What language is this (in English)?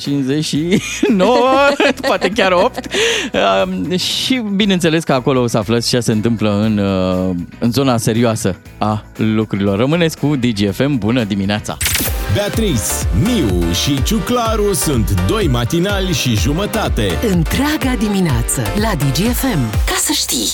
Romanian